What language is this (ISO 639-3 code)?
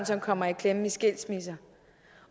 dan